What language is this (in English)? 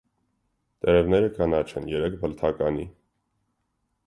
Armenian